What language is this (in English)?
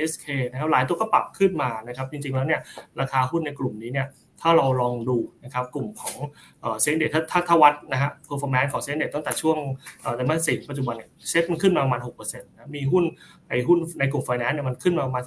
Thai